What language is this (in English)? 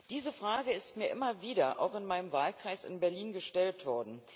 German